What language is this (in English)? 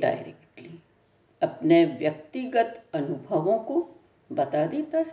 Hindi